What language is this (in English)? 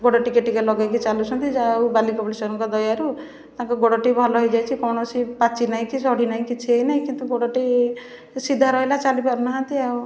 Odia